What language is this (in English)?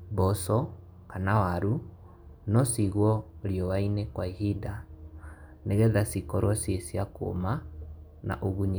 Kikuyu